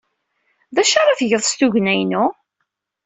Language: Kabyle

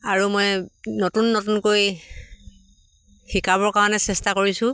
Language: Assamese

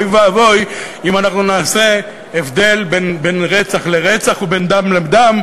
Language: Hebrew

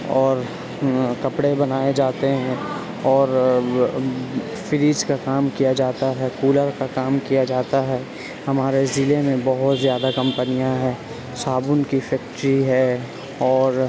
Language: Urdu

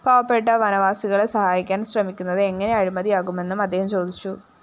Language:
Malayalam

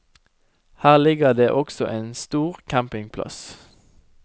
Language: Norwegian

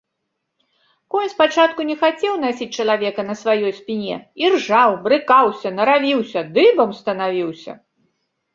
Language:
Belarusian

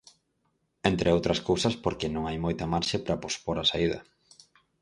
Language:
Galician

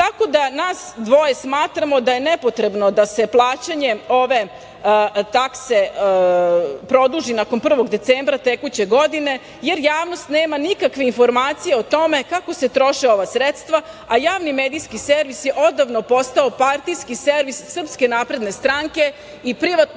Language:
Serbian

